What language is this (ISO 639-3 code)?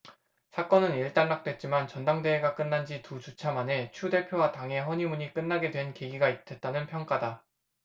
kor